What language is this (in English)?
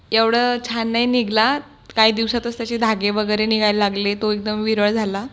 Marathi